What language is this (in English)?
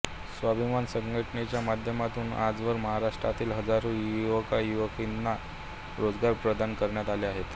Marathi